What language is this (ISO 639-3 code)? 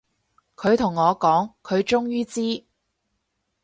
yue